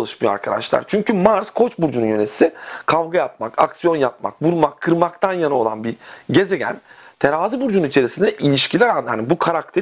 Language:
Turkish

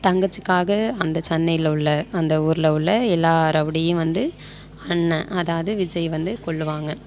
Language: Tamil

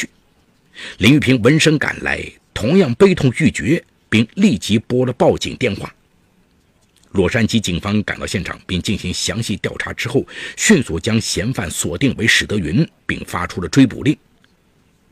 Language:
Chinese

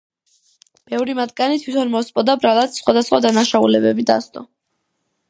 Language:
Georgian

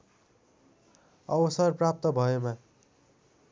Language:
Nepali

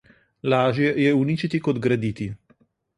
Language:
Slovenian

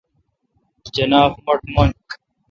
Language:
Kalkoti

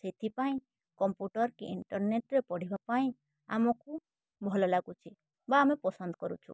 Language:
Odia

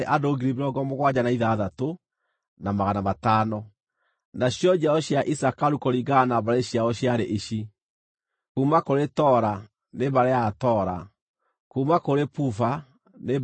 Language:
Kikuyu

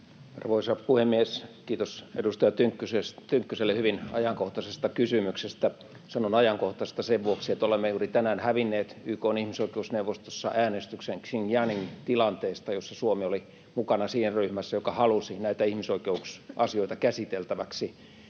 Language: Finnish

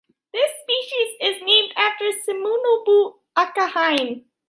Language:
English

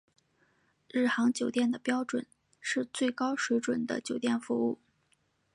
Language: Chinese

